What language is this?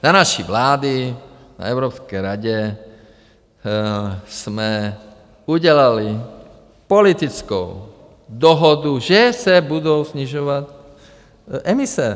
Czech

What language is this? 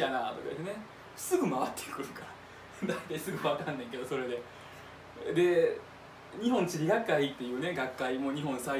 Japanese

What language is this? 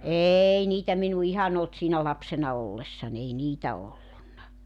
Finnish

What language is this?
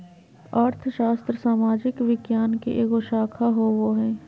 Magahi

